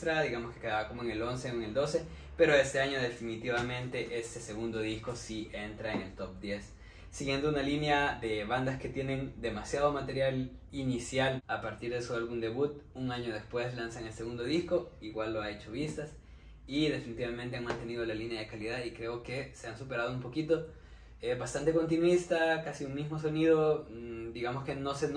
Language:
Spanish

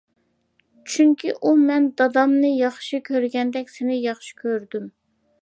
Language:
Uyghur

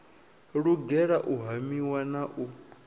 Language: Venda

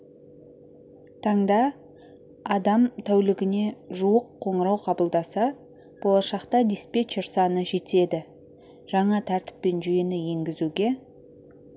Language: Kazakh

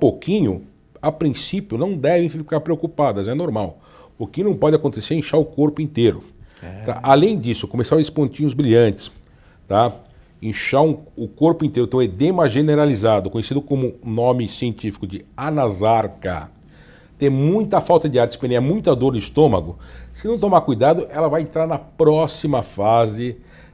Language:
Portuguese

